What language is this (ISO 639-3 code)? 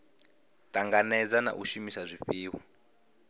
ven